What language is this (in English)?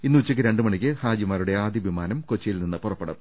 Malayalam